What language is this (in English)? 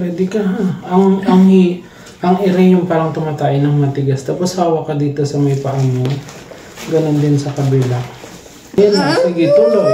Filipino